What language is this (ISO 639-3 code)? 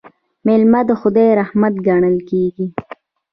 pus